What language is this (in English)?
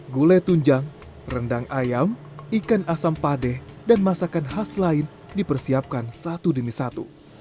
Indonesian